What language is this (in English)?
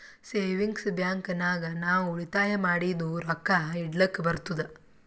Kannada